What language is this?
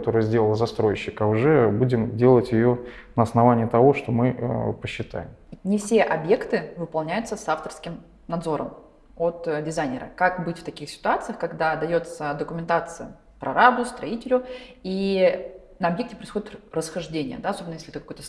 Russian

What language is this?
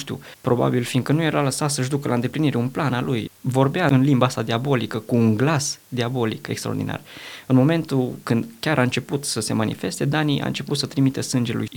Romanian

